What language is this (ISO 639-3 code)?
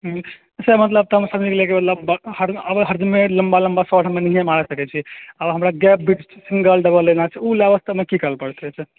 mai